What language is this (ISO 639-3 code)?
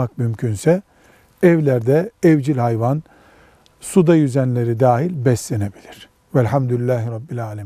tur